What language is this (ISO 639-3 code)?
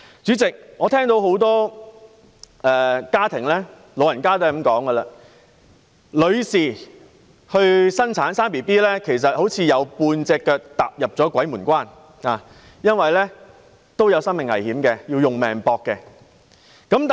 yue